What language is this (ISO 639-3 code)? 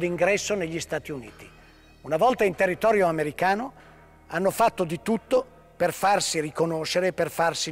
ita